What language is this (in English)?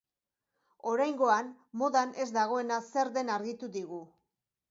Basque